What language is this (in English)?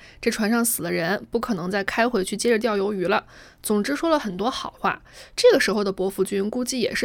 Chinese